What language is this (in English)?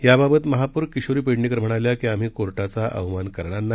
Marathi